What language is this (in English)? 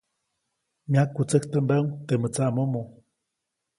Copainalá Zoque